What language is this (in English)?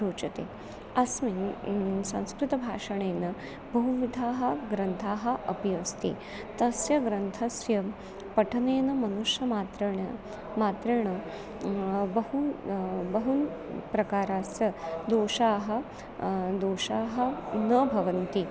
Sanskrit